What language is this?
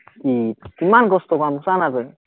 Assamese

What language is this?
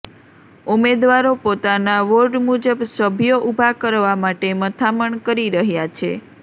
Gujarati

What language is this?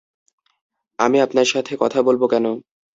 Bangla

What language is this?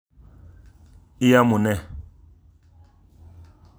Kalenjin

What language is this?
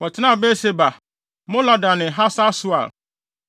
Akan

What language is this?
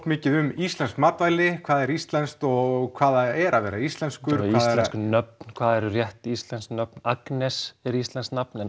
Icelandic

